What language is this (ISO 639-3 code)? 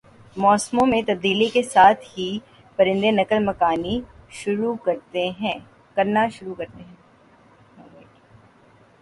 urd